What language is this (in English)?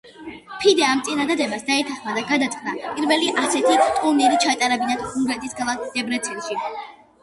Georgian